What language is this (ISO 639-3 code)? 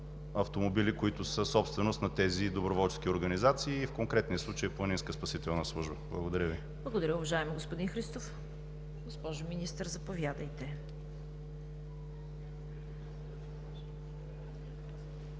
bul